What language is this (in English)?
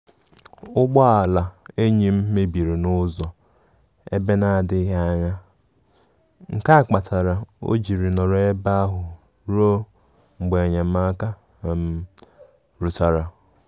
Igbo